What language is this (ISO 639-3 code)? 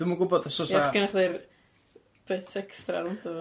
cym